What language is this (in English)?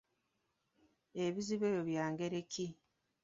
Ganda